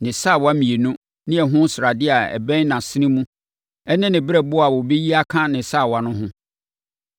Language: Akan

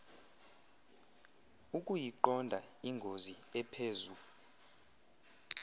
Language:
Xhosa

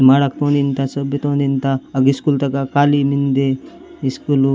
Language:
Gondi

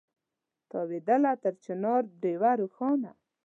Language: Pashto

